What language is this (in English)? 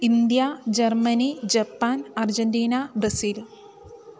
Sanskrit